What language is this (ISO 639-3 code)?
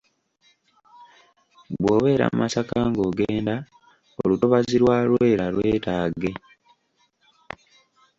lug